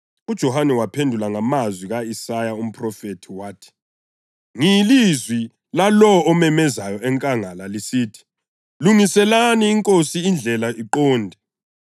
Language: North Ndebele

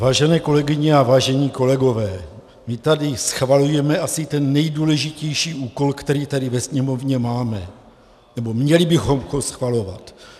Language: Czech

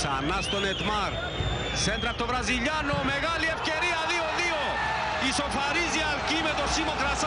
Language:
Greek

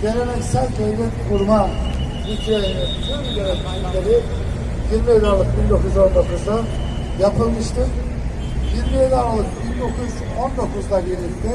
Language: Turkish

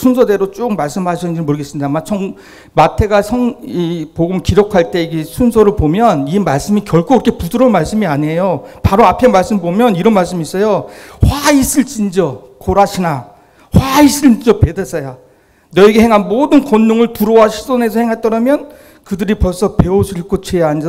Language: Korean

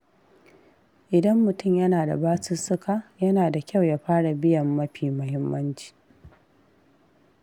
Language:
Hausa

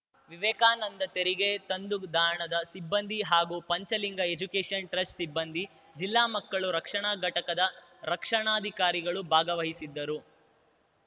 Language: Kannada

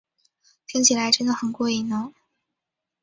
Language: Chinese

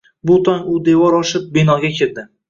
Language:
Uzbek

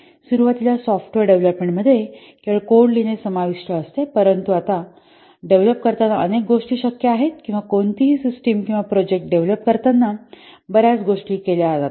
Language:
Marathi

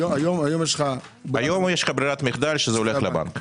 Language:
Hebrew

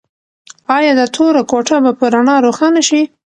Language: Pashto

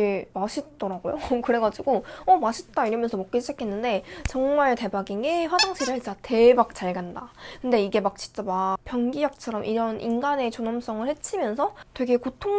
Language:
Korean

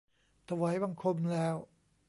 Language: Thai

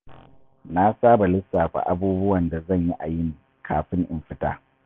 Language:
Hausa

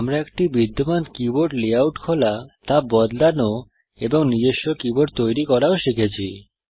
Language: Bangla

